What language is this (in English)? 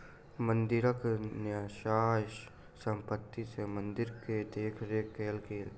Maithili